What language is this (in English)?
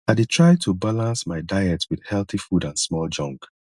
Nigerian Pidgin